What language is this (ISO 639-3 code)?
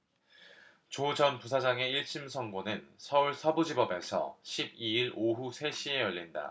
kor